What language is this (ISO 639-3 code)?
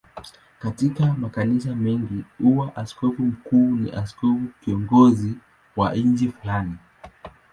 swa